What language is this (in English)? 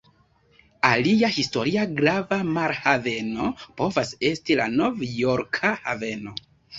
Esperanto